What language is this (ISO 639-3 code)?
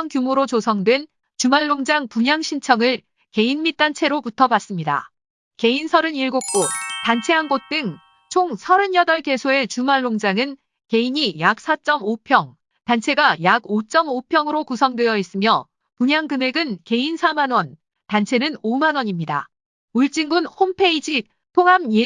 kor